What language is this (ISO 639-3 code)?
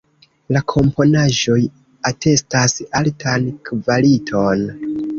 epo